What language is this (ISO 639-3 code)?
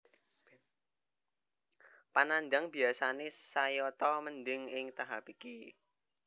jav